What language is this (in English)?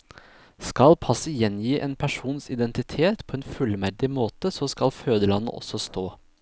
Norwegian